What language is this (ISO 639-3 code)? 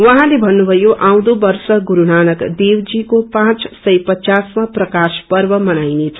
nep